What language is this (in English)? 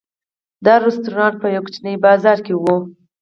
Pashto